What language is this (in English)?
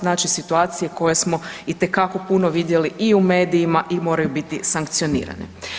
Croatian